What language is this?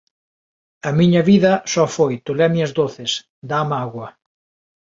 Galician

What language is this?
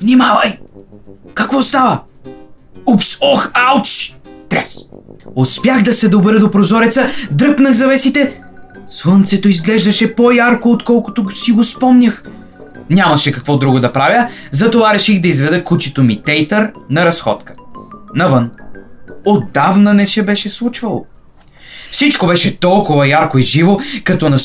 Bulgarian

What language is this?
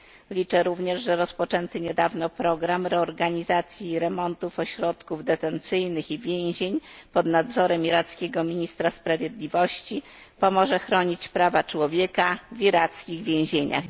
Polish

